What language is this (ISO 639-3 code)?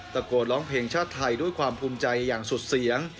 tha